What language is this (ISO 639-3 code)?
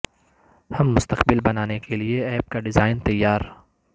urd